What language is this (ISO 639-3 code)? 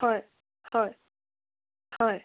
asm